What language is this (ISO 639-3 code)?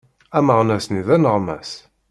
kab